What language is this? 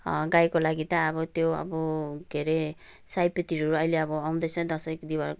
Nepali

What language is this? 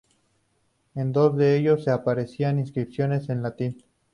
Spanish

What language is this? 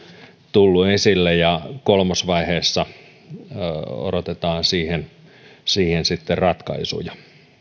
Finnish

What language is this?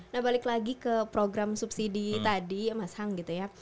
Indonesian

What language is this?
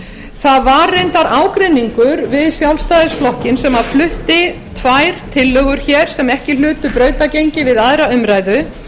Icelandic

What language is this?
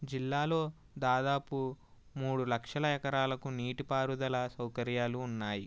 Telugu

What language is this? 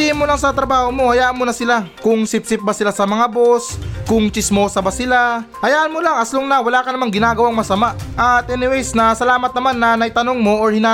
Filipino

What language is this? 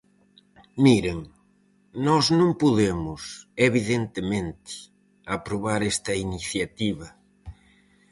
Galician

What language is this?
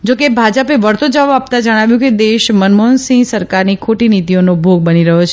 Gujarati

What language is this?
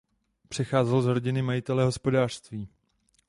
Czech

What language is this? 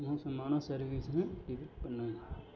Tamil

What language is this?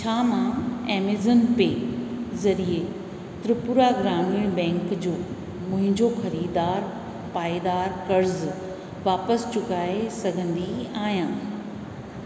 Sindhi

